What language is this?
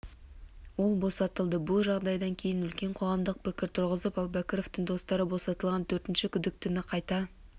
Kazakh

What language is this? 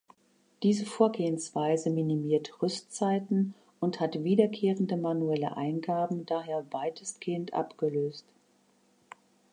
German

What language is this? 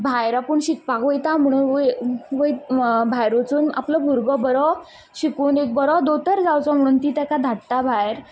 Konkani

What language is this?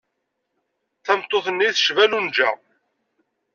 Kabyle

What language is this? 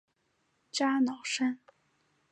Chinese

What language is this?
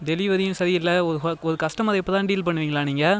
Tamil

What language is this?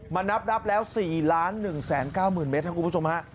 Thai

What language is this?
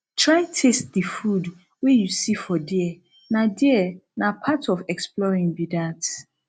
Nigerian Pidgin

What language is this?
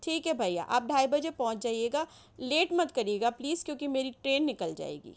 Urdu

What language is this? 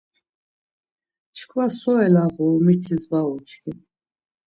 Laz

